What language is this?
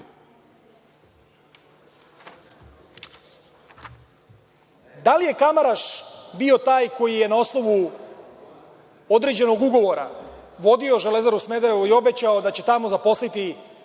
Serbian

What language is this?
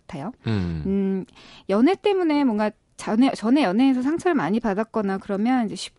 Korean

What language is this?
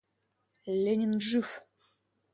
Russian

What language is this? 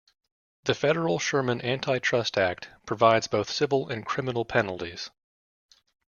English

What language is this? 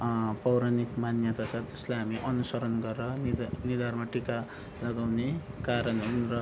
Nepali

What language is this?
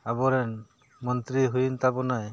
Santali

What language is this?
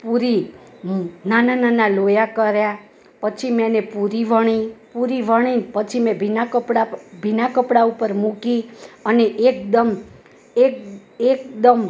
Gujarati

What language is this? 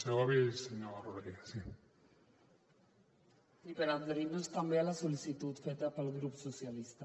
Catalan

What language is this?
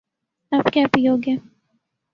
Urdu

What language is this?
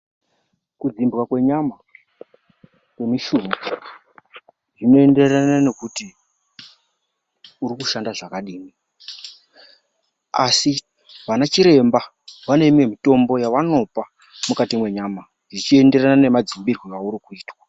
Ndau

